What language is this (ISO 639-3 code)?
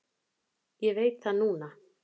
isl